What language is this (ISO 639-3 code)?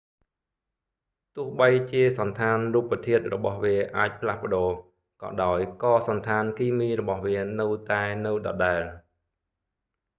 khm